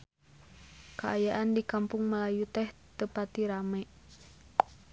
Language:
Sundanese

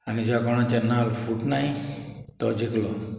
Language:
Konkani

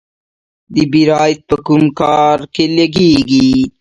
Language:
Pashto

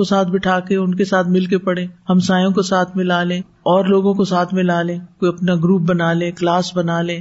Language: Urdu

